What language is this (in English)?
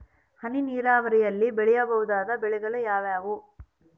Kannada